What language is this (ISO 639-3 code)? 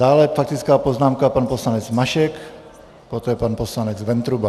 ces